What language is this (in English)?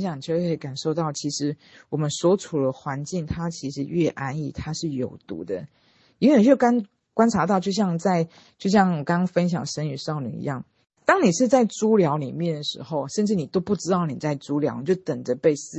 Chinese